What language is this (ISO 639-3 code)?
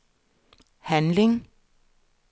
dan